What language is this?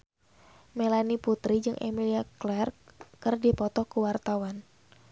Sundanese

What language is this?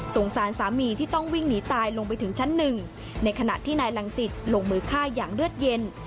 Thai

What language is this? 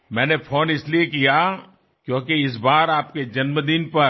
Gujarati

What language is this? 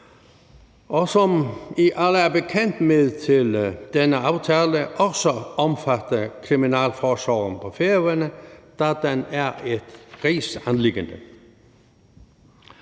Danish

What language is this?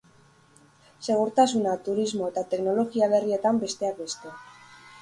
Basque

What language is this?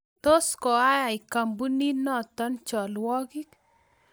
Kalenjin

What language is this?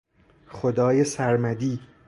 Persian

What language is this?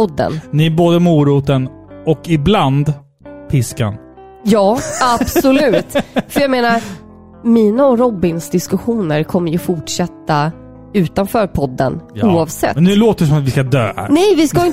Swedish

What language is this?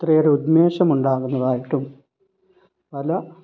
Malayalam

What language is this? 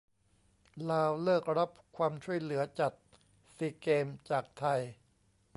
Thai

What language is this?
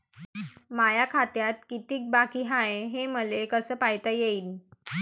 Marathi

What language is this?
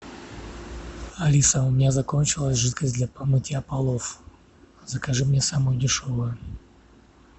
Russian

